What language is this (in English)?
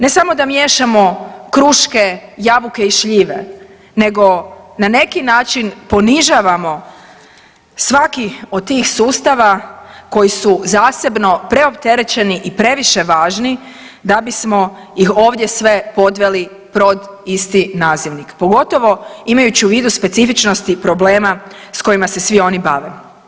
Croatian